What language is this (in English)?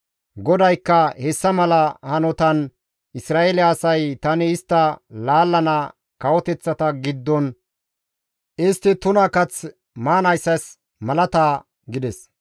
Gamo